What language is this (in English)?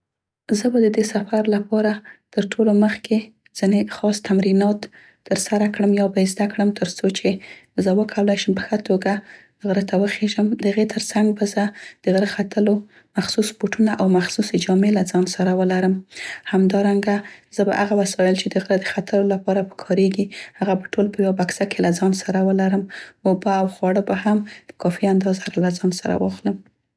Central Pashto